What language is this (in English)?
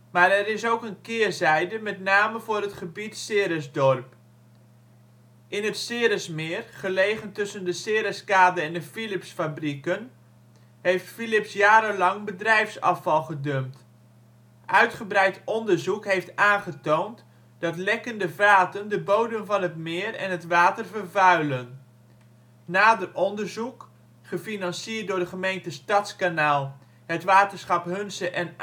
Dutch